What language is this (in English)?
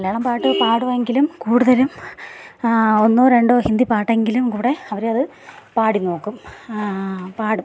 Malayalam